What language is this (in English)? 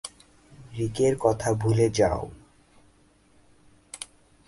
Bangla